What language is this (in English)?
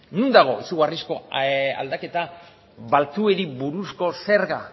Basque